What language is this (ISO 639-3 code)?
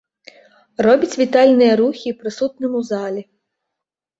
bel